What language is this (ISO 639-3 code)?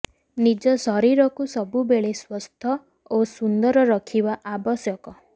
ori